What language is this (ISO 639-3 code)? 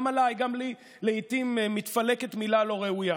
heb